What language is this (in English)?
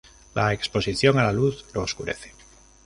Spanish